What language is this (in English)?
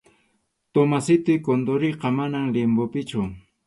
Arequipa-La Unión Quechua